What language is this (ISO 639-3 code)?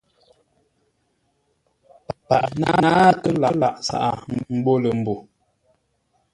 nla